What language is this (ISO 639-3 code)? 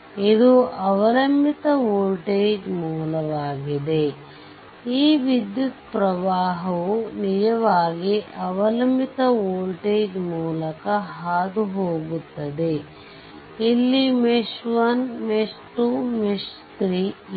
kan